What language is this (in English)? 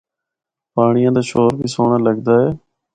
Northern Hindko